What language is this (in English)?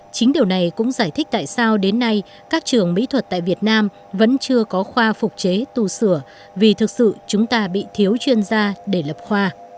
Vietnamese